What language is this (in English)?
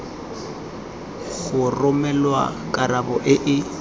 Tswana